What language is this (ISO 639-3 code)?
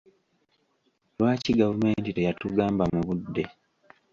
lug